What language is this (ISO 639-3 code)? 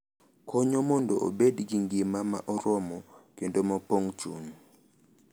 luo